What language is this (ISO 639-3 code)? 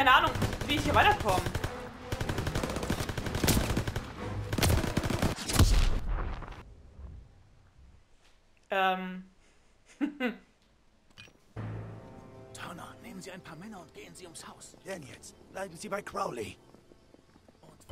deu